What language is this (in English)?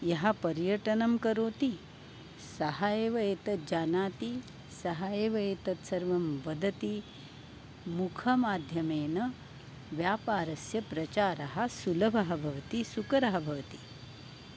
Sanskrit